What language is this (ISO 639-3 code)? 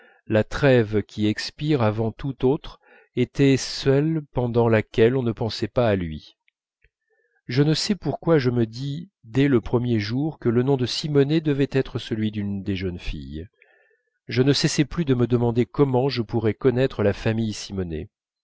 fra